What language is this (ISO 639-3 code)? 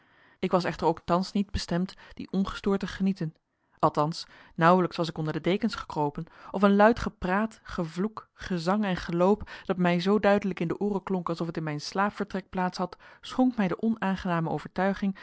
nld